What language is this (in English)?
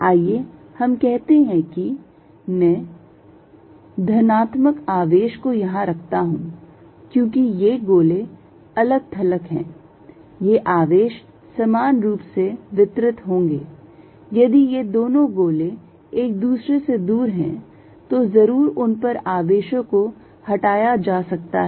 Hindi